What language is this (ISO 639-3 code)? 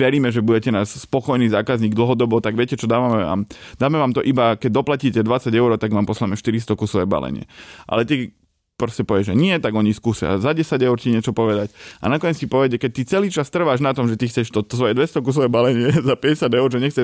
slk